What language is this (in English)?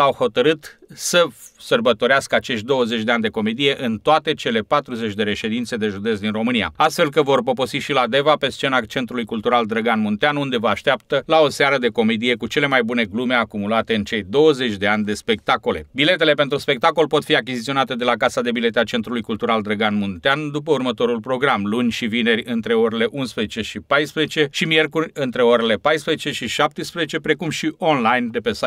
Romanian